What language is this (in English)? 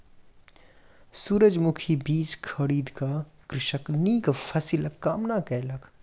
Maithili